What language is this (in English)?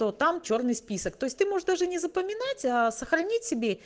Russian